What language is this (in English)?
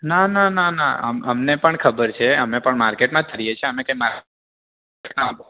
Gujarati